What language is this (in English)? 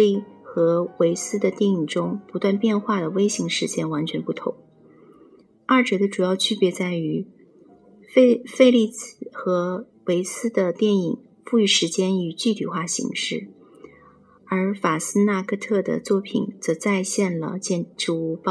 Chinese